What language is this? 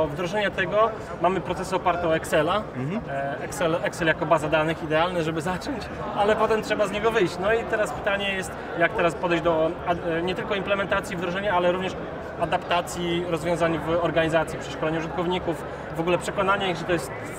Polish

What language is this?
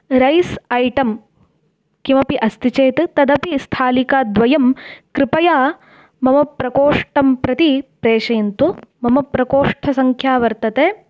Sanskrit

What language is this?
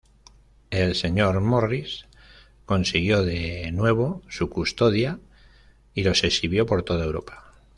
Spanish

